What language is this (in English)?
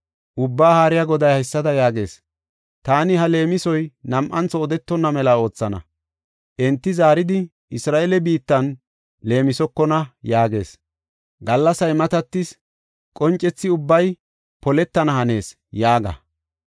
Gofa